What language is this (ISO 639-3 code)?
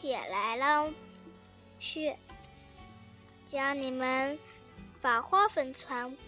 zho